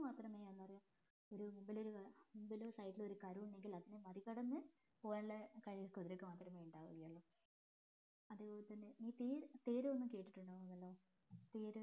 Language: Malayalam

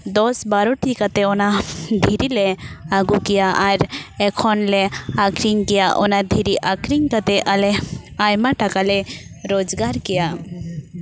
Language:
Santali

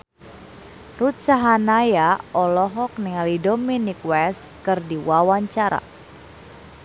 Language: Sundanese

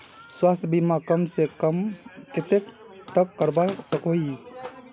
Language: Magahi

